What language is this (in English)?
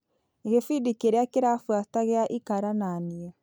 Kikuyu